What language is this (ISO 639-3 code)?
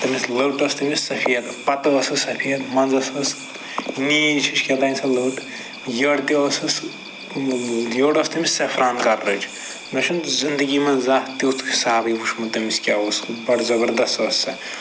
kas